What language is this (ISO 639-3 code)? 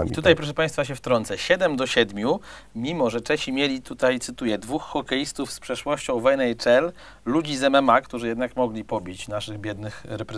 pol